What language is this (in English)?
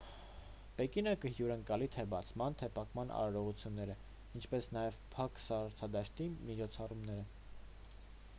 Armenian